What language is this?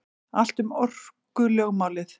Icelandic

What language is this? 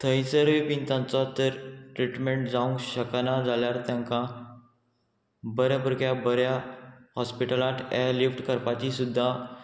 Konkani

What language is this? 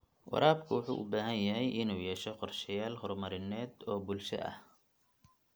Somali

